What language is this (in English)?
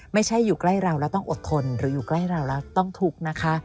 Thai